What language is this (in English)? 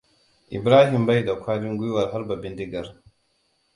Hausa